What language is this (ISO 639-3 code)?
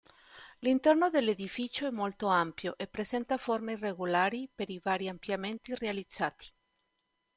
ita